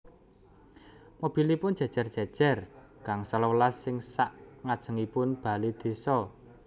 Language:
Javanese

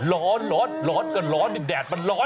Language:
Thai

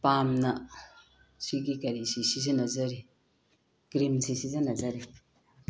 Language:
Manipuri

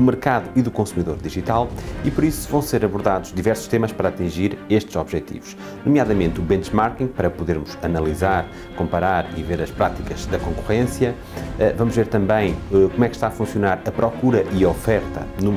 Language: Portuguese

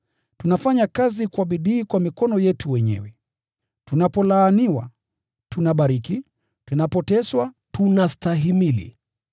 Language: Swahili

